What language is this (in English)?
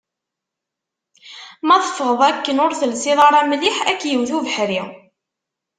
Kabyle